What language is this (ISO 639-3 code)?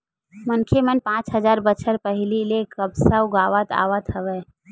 hne